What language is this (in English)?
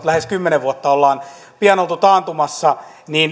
Finnish